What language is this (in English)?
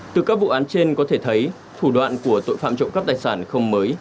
Vietnamese